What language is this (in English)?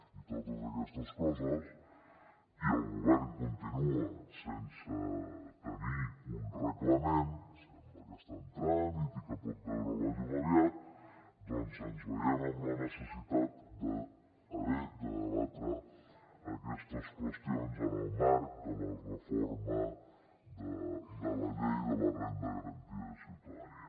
Catalan